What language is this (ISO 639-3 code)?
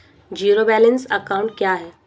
hin